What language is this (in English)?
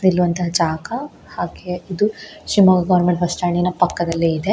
Kannada